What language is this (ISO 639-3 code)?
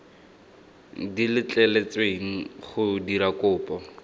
tsn